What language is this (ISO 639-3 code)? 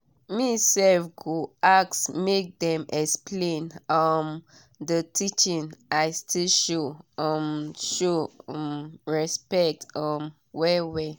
pcm